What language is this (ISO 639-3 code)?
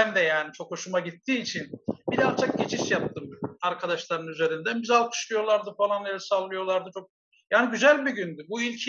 tur